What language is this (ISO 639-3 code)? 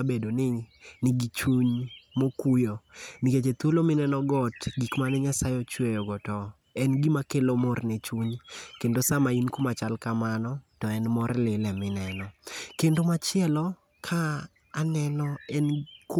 luo